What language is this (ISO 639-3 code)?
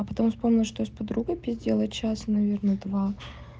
rus